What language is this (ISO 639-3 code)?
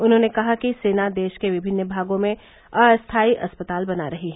hin